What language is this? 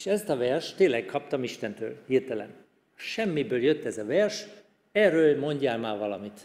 Hungarian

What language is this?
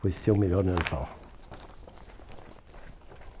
Portuguese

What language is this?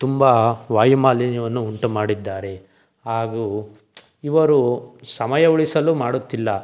Kannada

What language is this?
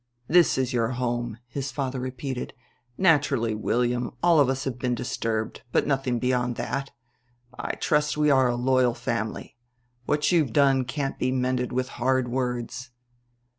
English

